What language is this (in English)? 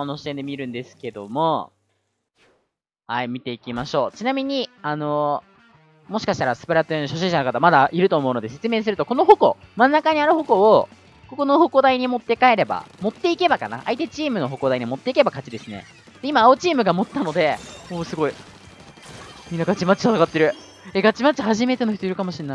Japanese